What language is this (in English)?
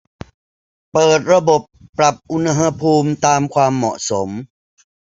Thai